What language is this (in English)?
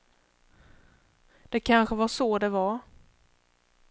Swedish